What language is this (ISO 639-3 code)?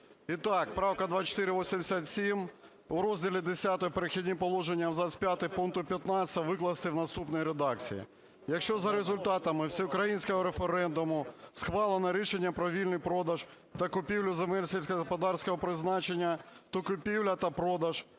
ukr